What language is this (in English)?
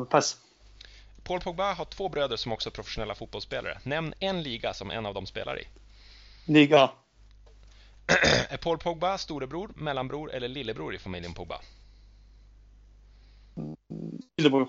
Swedish